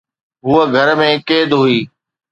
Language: Sindhi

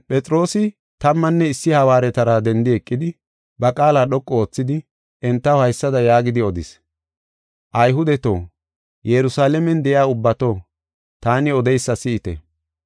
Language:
Gofa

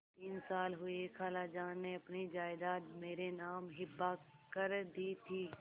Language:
Hindi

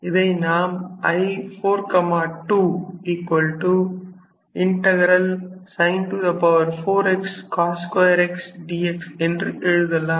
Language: Tamil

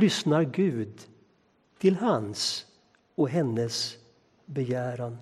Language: Swedish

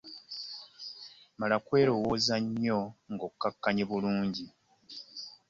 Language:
Ganda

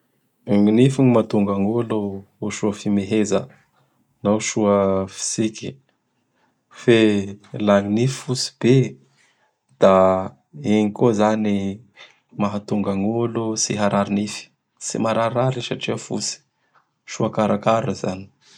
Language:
Bara Malagasy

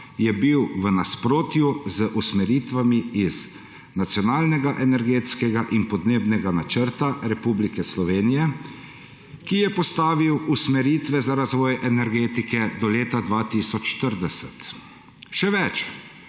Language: Slovenian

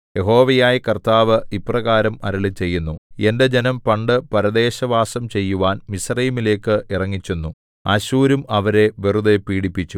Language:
Malayalam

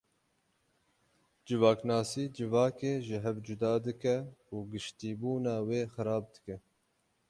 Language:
Kurdish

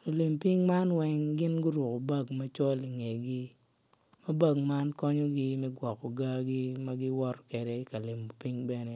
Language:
Acoli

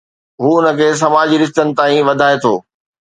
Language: Sindhi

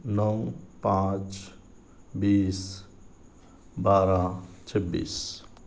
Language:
Urdu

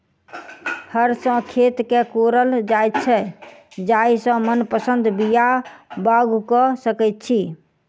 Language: Maithili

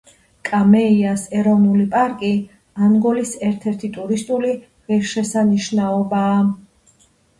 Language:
Georgian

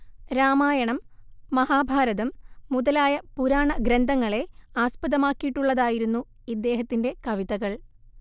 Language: Malayalam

